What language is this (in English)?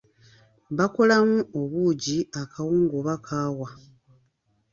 Ganda